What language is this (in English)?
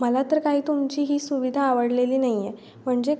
Marathi